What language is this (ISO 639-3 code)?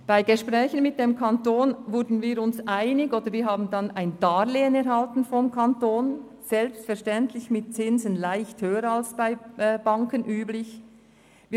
gsw